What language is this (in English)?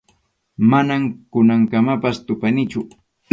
Arequipa-La Unión Quechua